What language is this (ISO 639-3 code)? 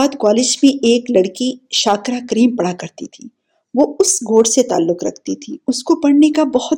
urd